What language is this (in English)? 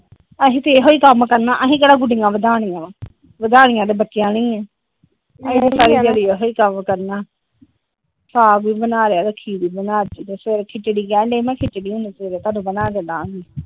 Punjabi